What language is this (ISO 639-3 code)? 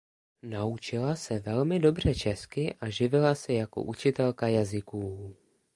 ces